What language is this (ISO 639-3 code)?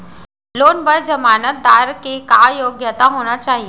hne